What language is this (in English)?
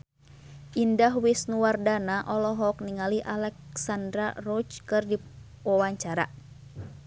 Sundanese